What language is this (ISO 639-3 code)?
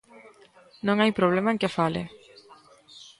glg